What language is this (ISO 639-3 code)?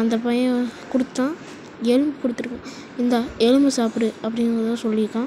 ron